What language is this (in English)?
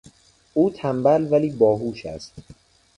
Persian